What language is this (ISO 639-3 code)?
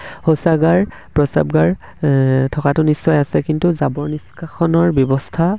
asm